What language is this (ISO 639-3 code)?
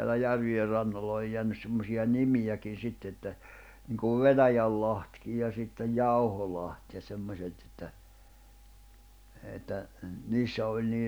fin